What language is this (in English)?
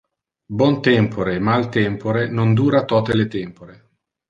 Interlingua